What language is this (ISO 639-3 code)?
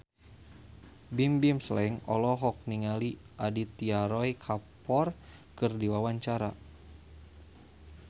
sun